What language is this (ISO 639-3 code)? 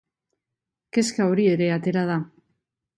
eus